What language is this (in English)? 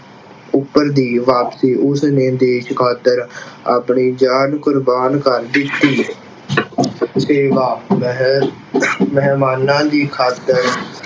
Punjabi